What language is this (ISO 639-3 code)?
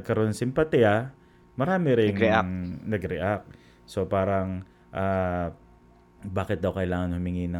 fil